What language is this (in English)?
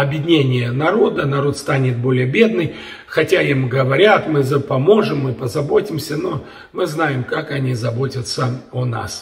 Russian